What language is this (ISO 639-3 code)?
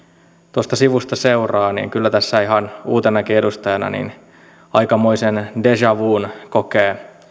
fin